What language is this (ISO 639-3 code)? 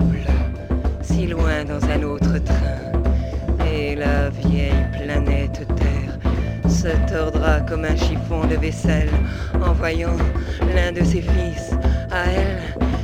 fra